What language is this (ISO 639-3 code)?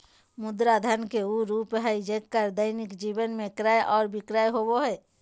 mag